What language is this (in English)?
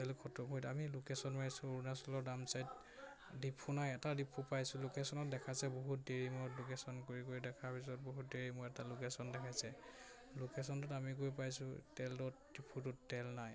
Assamese